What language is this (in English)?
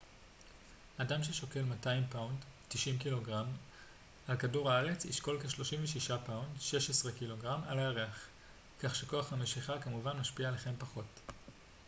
Hebrew